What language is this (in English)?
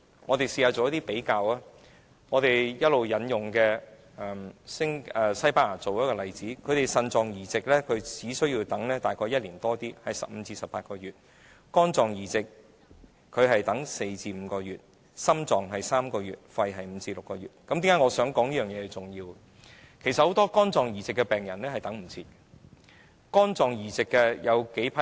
Cantonese